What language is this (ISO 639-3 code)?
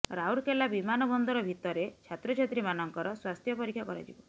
ori